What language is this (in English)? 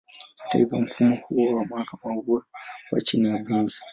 Swahili